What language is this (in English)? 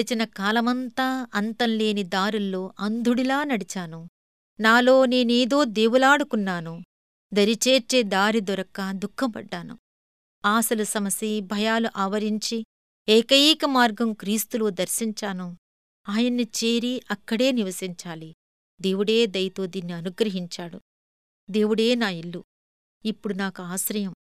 Telugu